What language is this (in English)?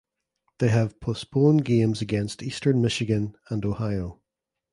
English